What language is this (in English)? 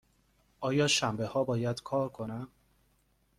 Persian